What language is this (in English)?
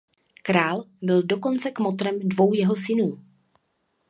Czech